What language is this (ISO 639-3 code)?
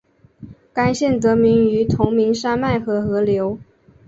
zho